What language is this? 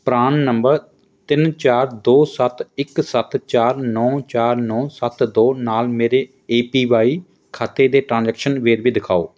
Punjabi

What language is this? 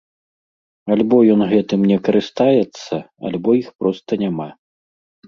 Belarusian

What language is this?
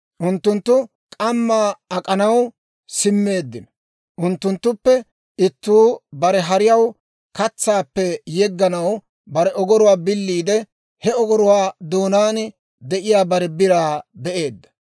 Dawro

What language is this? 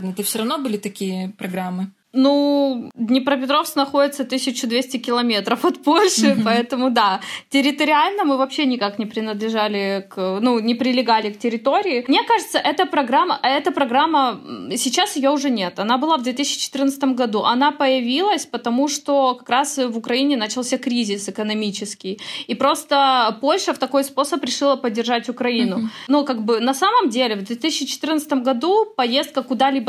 Russian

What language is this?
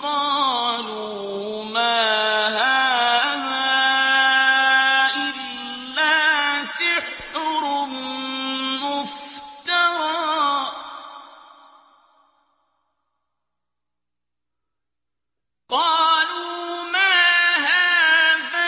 Arabic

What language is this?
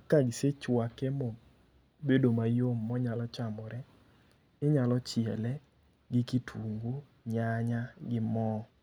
Luo (Kenya and Tanzania)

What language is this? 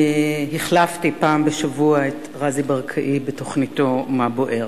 Hebrew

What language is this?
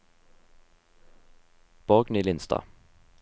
Norwegian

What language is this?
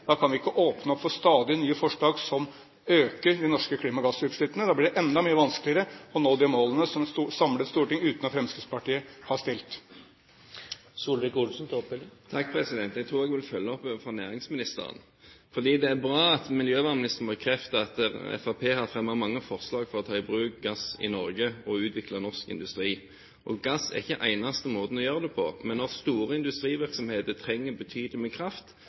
Norwegian Bokmål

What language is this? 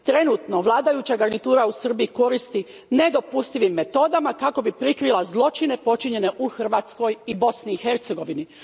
Croatian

